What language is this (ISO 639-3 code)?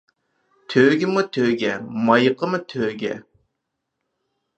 uig